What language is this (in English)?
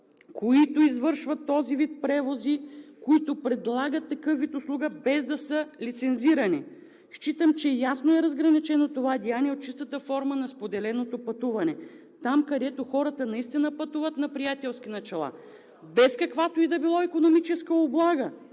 Bulgarian